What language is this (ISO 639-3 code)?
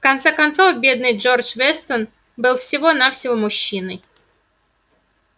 rus